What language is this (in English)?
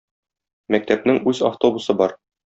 Tatar